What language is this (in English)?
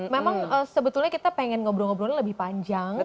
Indonesian